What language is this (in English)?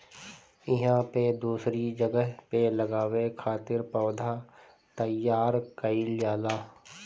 Bhojpuri